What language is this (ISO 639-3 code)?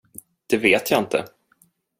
swe